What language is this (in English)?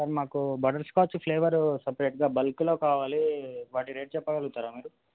Telugu